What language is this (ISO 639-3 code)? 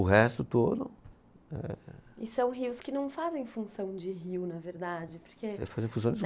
por